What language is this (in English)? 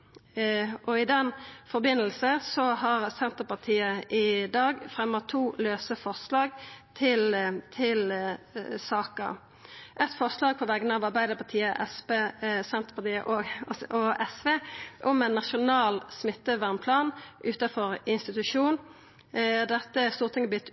Norwegian Nynorsk